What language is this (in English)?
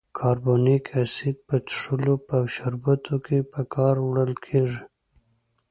Pashto